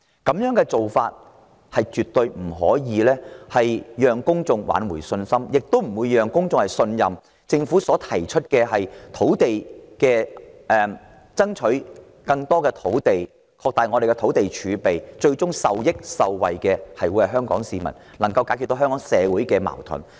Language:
Cantonese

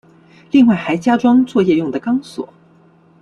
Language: Chinese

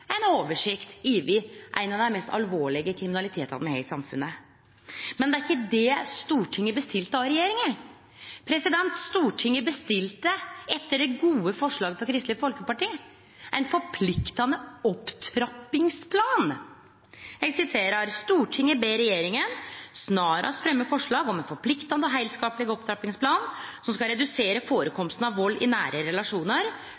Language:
Norwegian Nynorsk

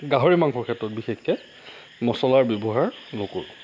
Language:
Assamese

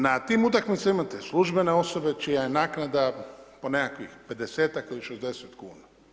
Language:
Croatian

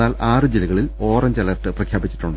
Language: Malayalam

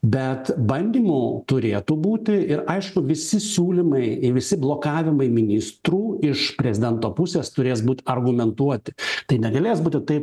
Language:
Lithuanian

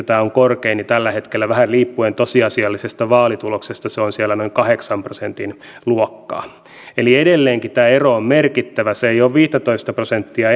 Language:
Finnish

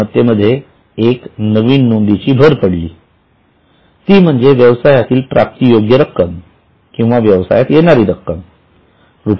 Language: Marathi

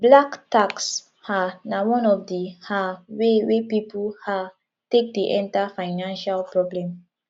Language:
Nigerian Pidgin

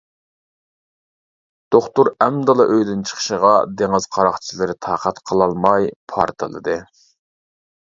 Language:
Uyghur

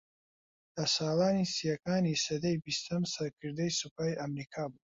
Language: Central Kurdish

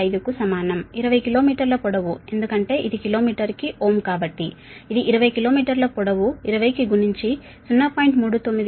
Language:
Telugu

